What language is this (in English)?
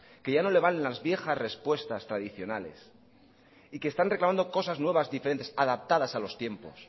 Spanish